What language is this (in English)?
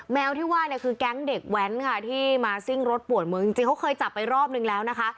Thai